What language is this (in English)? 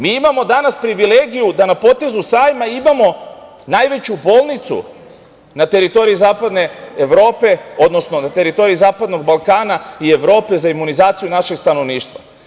Serbian